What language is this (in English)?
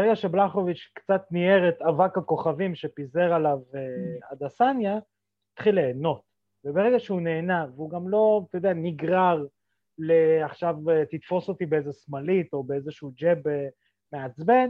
Hebrew